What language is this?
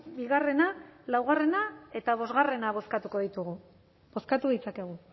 Basque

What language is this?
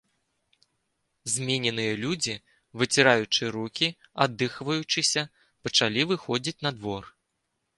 Belarusian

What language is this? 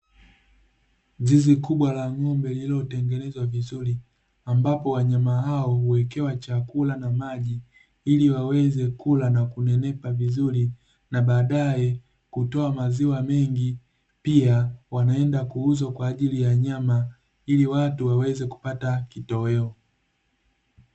Swahili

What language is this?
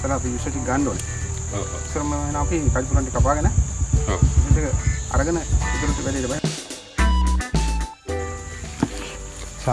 Indonesian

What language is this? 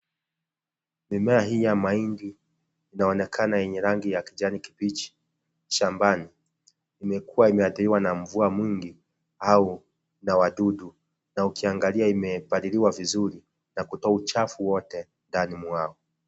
Swahili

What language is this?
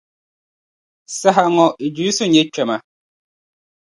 Dagbani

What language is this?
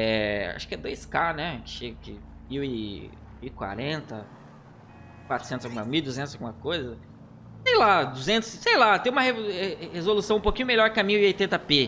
Portuguese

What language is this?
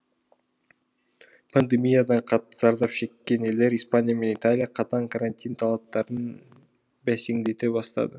Kazakh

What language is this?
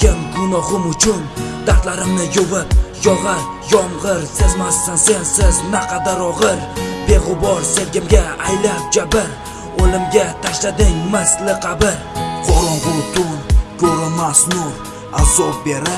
Uzbek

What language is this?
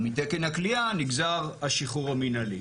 Hebrew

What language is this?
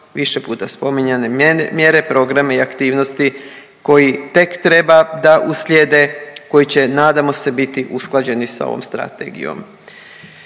Croatian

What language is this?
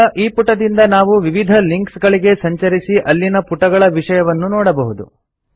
Kannada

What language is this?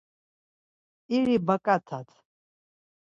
Laz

